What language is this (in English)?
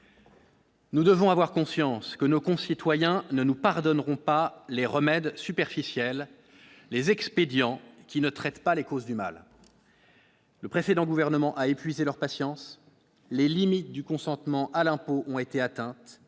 French